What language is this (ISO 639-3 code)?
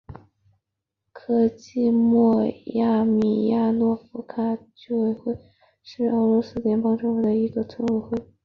zho